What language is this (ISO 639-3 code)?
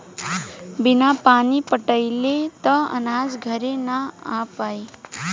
bho